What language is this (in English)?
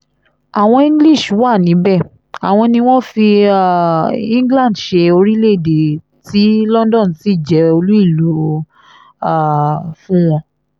Yoruba